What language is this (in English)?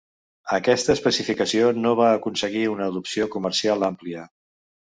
Catalan